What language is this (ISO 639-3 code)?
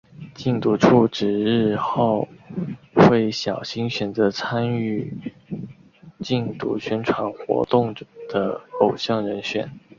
zho